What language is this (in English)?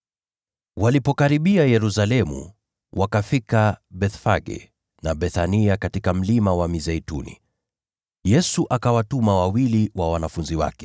Swahili